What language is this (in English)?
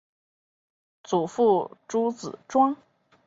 Chinese